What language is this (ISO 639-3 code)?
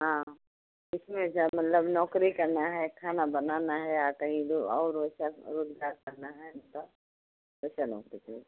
hin